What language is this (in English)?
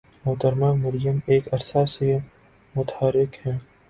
Urdu